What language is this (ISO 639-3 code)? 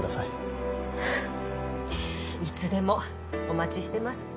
jpn